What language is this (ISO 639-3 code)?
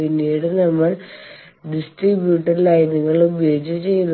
mal